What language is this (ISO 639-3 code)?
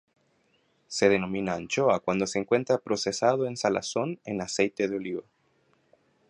spa